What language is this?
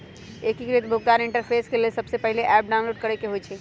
Magahi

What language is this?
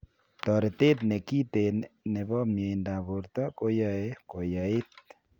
Kalenjin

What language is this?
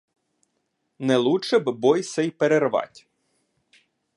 Ukrainian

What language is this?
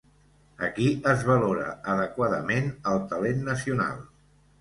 Catalan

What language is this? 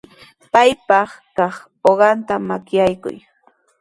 Sihuas Ancash Quechua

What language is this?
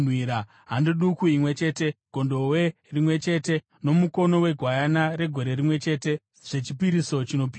Shona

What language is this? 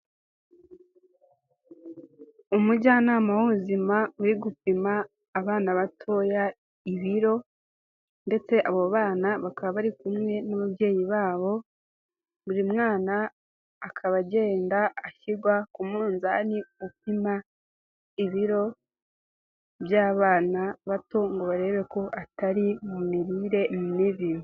Kinyarwanda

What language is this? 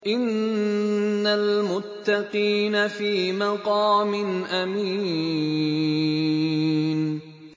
Arabic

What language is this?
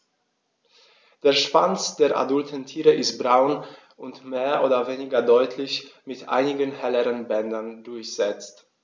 German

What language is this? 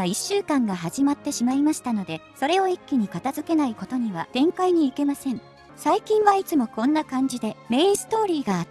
Japanese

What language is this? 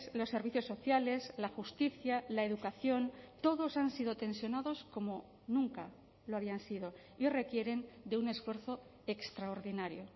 Spanish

